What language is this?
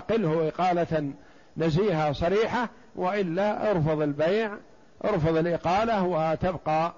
Arabic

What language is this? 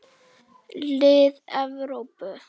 Icelandic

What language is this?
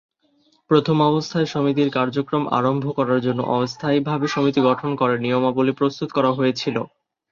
Bangla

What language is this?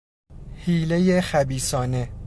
Persian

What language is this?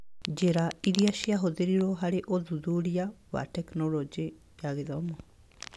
Kikuyu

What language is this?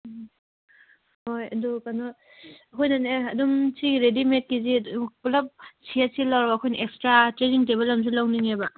Manipuri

